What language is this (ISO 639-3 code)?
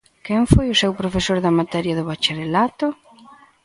glg